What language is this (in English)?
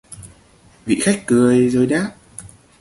Vietnamese